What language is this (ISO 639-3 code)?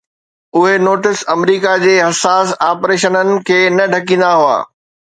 snd